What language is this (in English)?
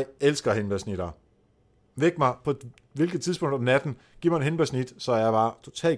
Danish